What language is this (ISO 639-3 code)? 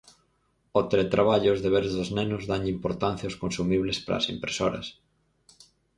glg